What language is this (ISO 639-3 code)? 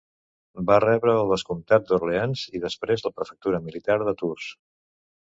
cat